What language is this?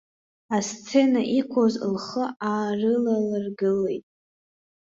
Abkhazian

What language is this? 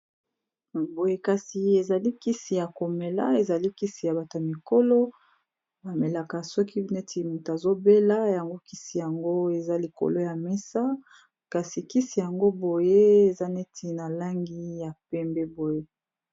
Lingala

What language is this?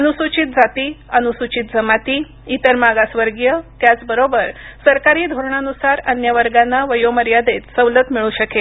Marathi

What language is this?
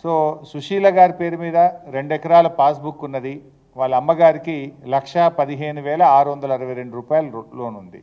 Telugu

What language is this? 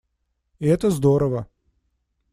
Russian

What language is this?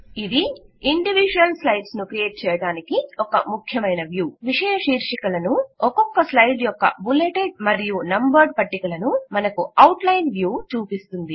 Telugu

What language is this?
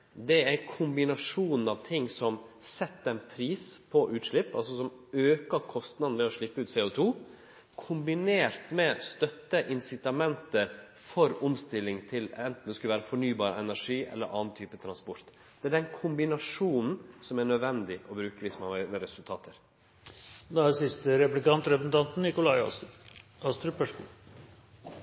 Norwegian Nynorsk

